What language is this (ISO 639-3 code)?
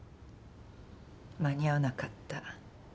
jpn